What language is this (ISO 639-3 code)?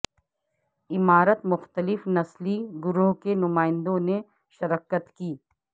urd